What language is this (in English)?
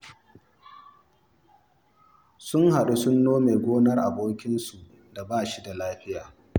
Hausa